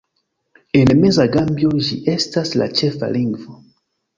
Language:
Esperanto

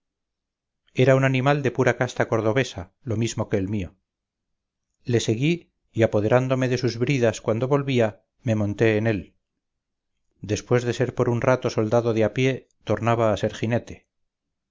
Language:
Spanish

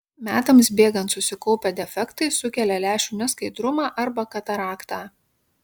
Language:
Lithuanian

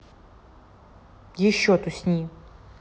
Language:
Russian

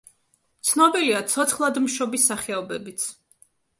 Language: Georgian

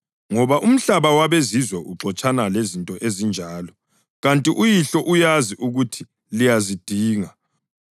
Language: North Ndebele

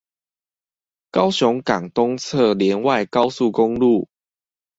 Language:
Chinese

